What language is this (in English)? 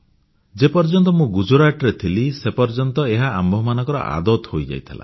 Odia